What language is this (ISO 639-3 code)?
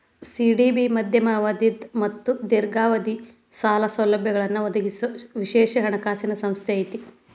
kan